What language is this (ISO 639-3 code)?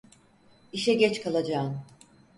tur